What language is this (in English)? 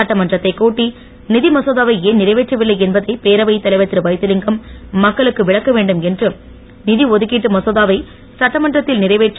Tamil